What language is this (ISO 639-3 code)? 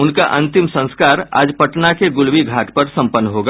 hin